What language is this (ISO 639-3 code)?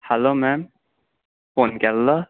kok